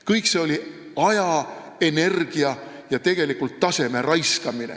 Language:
Estonian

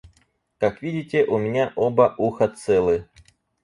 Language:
Russian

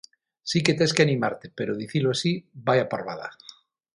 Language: Galician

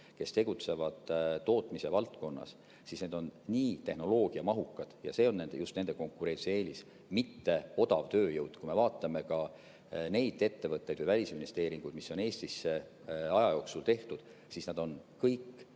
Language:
Estonian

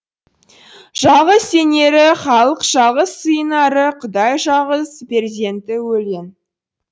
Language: Kazakh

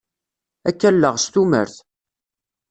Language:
Kabyle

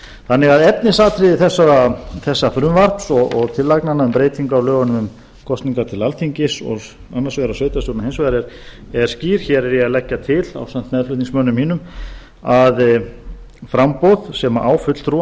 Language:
Icelandic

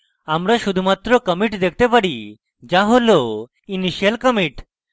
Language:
Bangla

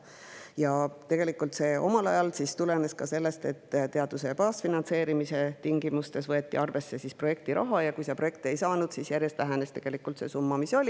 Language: Estonian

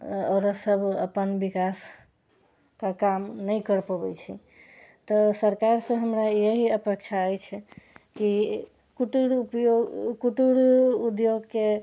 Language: Maithili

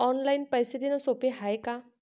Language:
Marathi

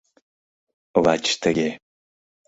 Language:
Mari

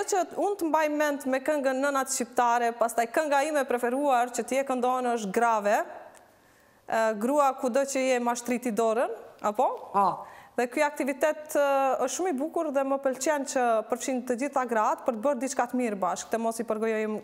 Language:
Romanian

